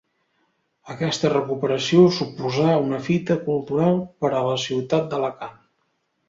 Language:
Catalan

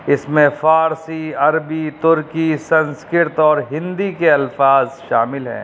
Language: Urdu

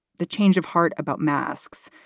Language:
English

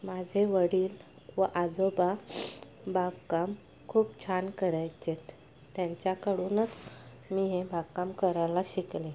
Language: Marathi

